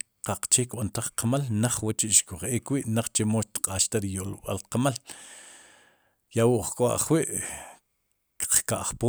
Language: Sipacapense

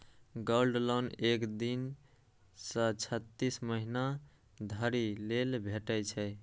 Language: Maithili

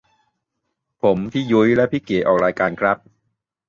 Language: Thai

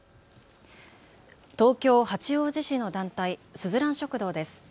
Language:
Japanese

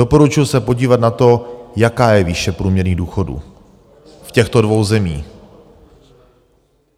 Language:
Czech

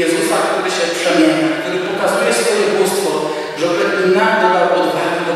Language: Polish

